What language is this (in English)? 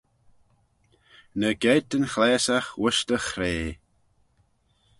Manx